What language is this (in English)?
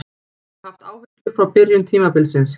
Icelandic